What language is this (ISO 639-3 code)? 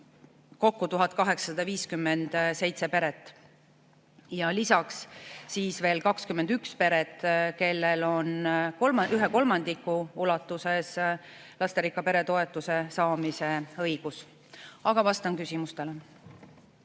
est